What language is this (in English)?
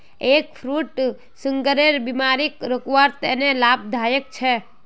Magahi